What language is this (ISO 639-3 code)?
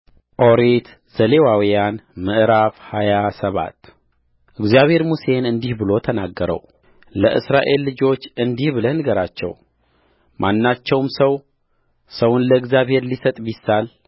amh